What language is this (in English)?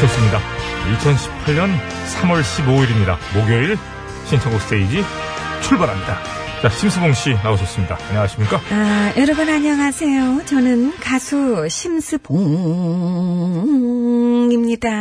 Korean